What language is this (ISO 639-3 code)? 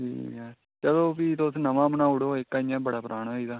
doi